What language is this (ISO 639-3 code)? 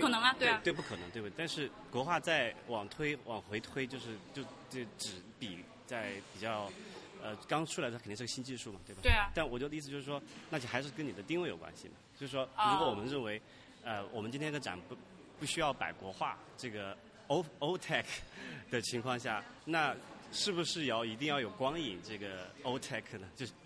zho